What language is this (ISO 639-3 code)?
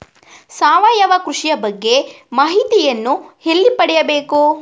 kan